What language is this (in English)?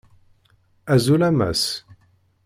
Kabyle